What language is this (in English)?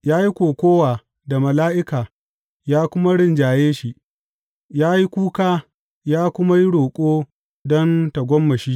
Hausa